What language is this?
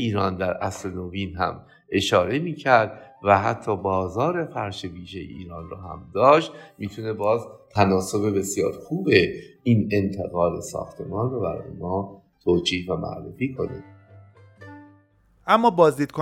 Persian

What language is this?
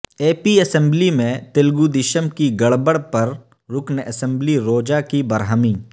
Urdu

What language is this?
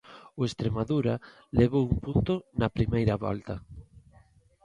Galician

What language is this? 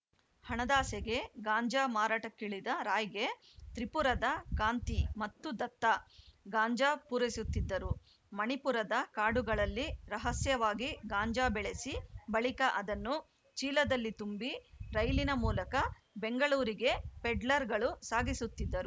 Kannada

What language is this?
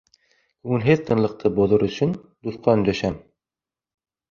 Bashkir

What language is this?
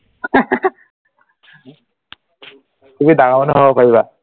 Assamese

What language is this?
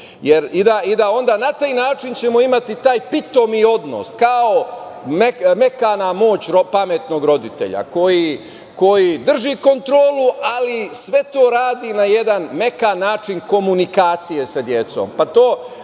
Serbian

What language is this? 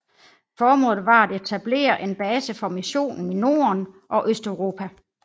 Danish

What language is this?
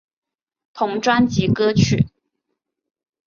Chinese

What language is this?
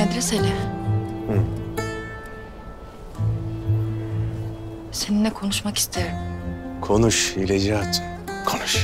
Turkish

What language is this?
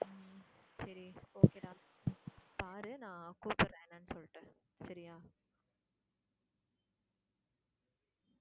Tamil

